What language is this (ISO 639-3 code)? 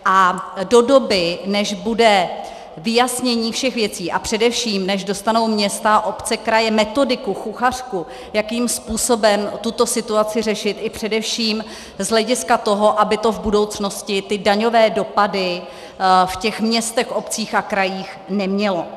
ces